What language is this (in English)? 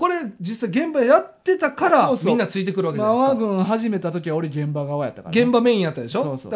Japanese